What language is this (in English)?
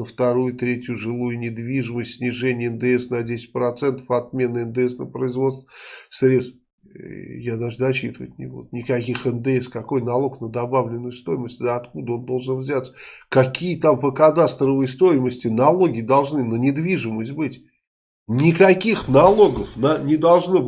Russian